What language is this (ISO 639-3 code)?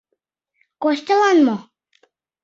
chm